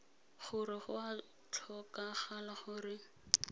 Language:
Tswana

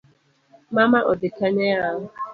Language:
Luo (Kenya and Tanzania)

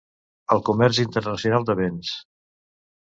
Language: Catalan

